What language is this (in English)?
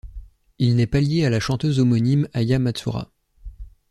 French